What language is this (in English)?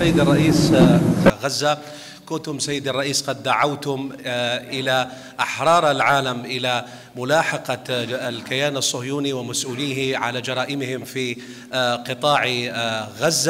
Arabic